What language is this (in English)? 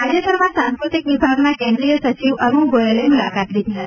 Gujarati